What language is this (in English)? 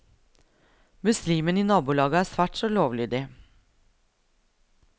Norwegian